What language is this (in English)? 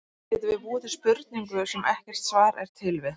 Icelandic